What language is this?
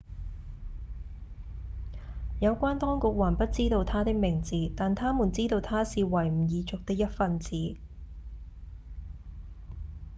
Cantonese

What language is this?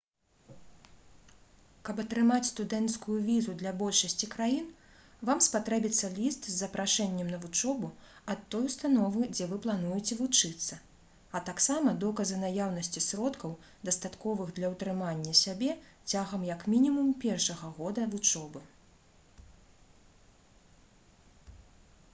Belarusian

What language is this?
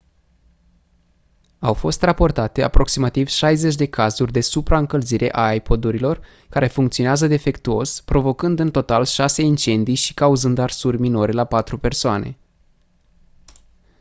Romanian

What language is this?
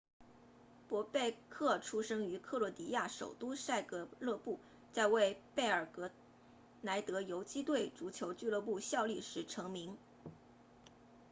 Chinese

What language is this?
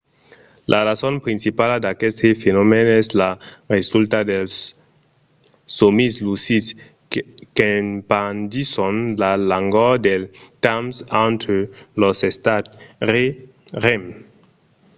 Occitan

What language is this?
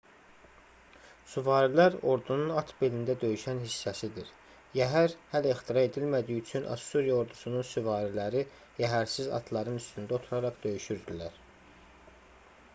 Azerbaijani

